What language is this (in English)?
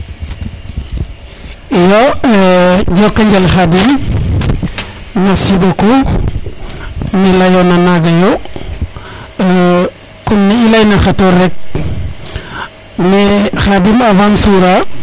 Serer